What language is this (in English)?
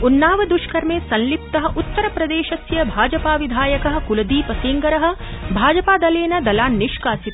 Sanskrit